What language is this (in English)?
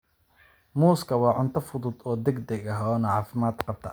Somali